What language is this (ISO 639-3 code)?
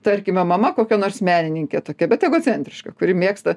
lit